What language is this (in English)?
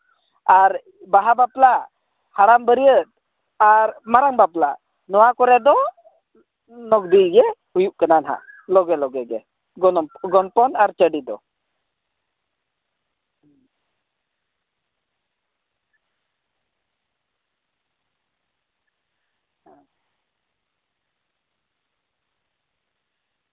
Santali